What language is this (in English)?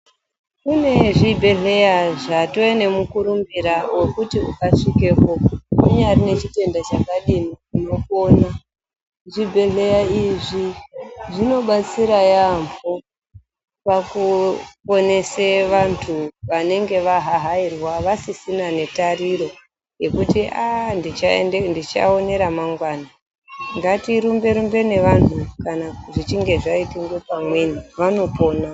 Ndau